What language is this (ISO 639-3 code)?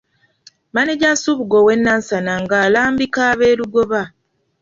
lug